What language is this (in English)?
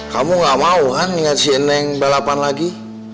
Indonesian